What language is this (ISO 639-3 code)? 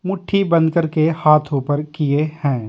hin